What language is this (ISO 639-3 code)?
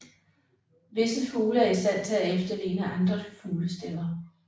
dan